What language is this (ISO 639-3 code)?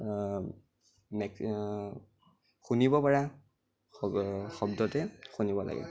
asm